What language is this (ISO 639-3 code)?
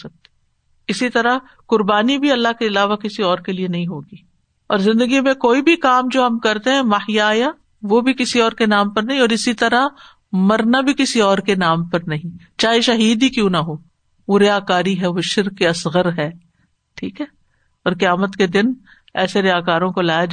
urd